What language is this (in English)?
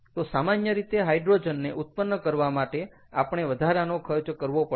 Gujarati